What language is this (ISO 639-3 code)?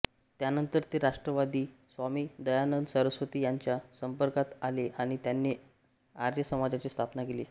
mar